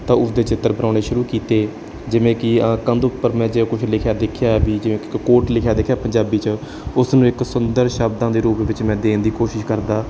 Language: Punjabi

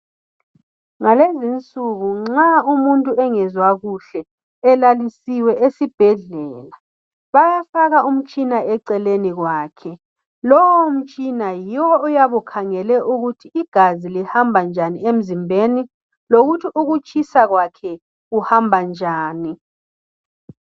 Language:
North Ndebele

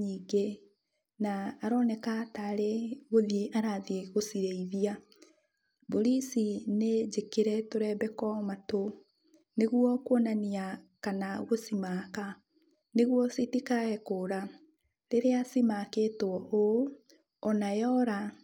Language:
Kikuyu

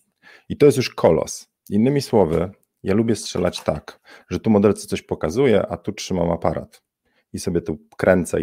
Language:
Polish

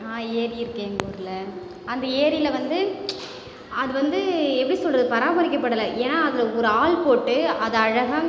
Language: Tamil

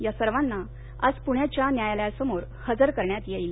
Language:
Marathi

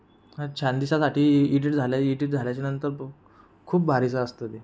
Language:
Marathi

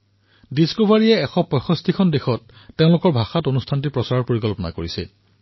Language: Assamese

